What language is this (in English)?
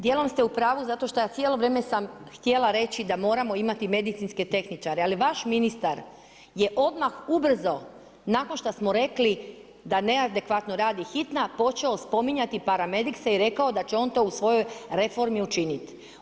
Croatian